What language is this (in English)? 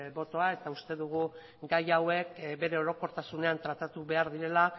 Basque